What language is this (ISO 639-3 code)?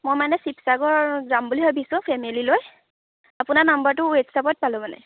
asm